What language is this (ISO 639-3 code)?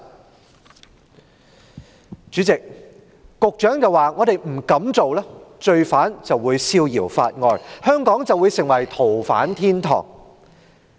yue